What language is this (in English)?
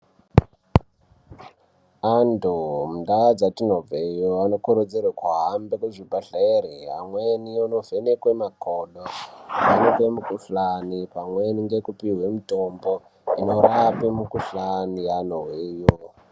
Ndau